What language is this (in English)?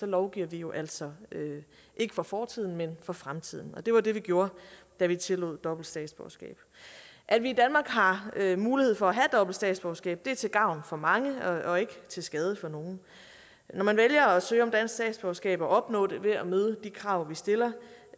Danish